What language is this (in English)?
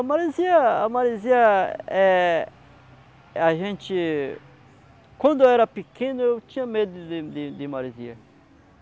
Portuguese